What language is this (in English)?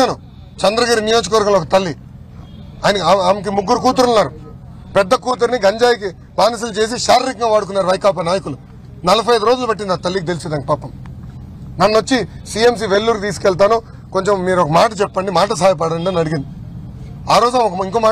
Telugu